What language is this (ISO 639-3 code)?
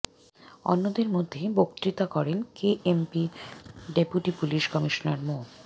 ben